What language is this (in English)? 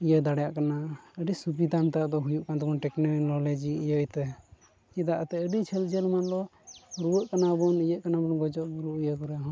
Santali